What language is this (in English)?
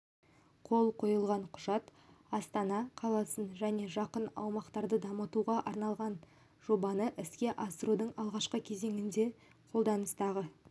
Kazakh